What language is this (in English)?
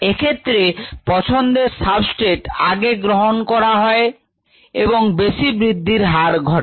Bangla